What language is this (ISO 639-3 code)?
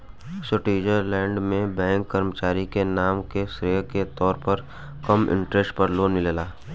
bho